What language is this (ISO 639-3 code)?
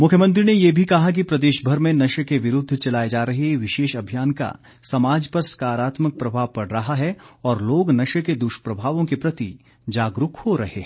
hin